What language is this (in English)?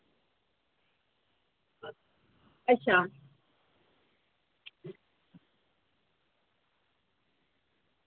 Dogri